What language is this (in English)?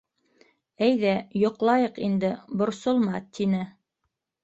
Bashkir